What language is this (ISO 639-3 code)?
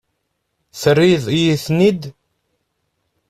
kab